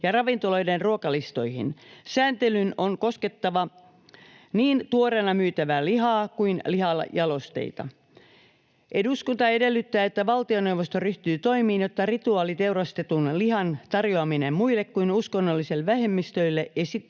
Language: Finnish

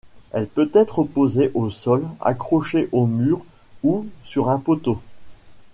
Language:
French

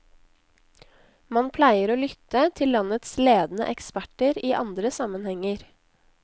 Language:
Norwegian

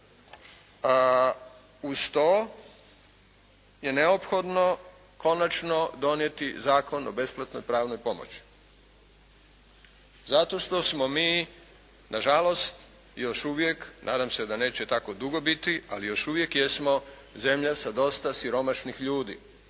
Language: Croatian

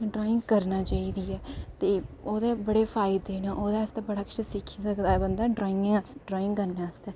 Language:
Dogri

